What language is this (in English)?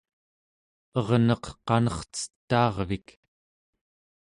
Central Yupik